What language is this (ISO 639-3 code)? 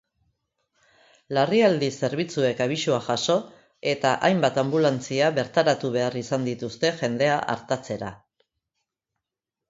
eus